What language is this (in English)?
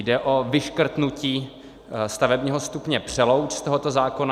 Czech